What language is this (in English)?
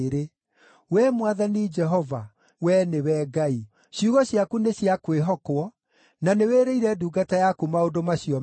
Kikuyu